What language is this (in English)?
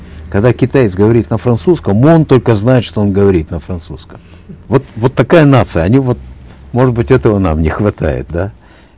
Kazakh